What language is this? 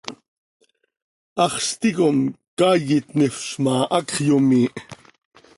Seri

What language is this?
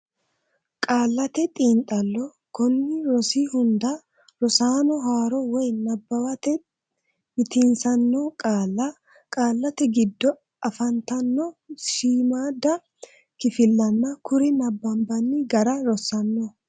Sidamo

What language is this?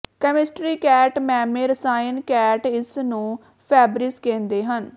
Punjabi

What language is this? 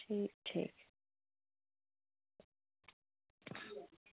Dogri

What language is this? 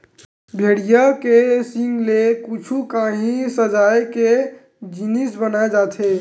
Chhattisgarhi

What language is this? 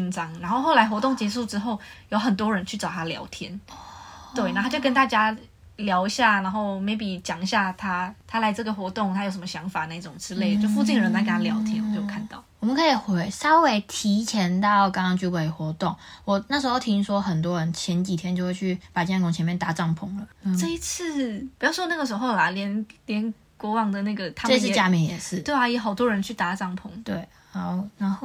Chinese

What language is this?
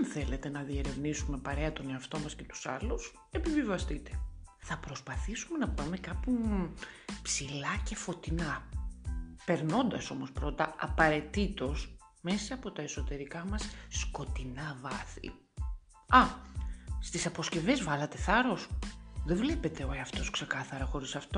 Greek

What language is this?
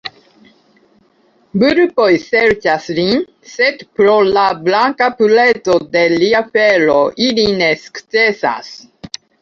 Esperanto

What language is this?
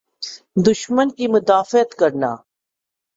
Urdu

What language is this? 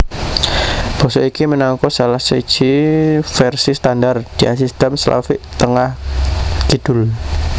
Javanese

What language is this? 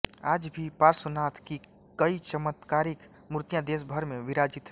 Hindi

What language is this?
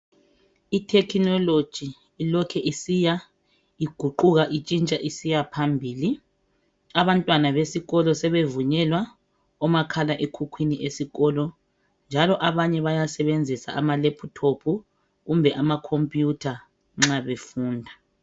North Ndebele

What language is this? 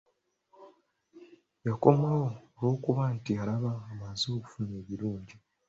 Ganda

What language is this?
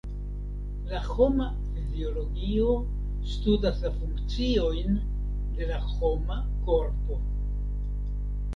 Esperanto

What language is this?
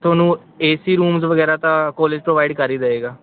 Punjabi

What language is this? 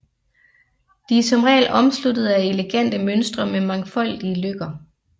Danish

